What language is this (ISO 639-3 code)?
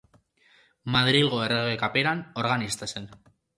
eus